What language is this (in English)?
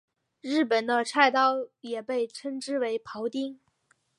Chinese